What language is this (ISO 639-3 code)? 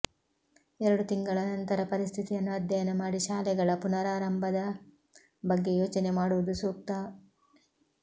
kan